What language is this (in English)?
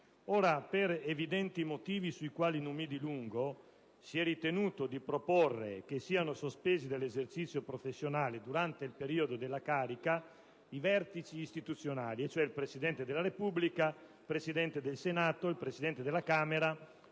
Italian